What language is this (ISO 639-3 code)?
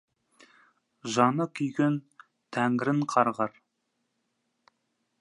kaz